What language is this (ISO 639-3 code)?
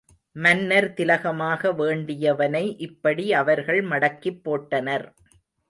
tam